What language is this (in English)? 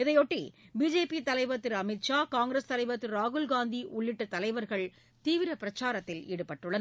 Tamil